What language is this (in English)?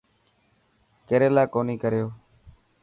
Dhatki